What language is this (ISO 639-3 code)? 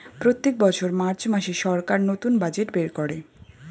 ben